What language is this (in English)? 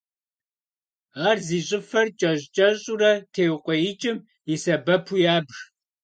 Kabardian